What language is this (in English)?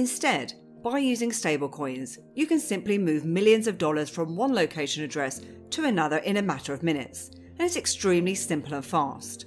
English